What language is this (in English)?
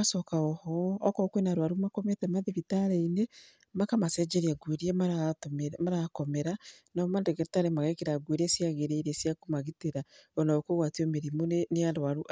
Kikuyu